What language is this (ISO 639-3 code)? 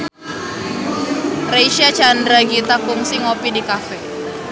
sun